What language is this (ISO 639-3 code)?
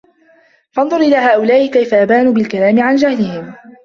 ara